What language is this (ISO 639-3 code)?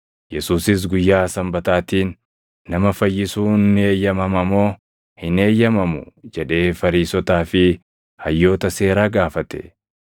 orm